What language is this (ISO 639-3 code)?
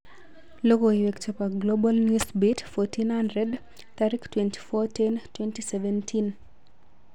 kln